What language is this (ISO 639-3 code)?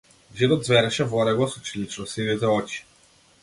mkd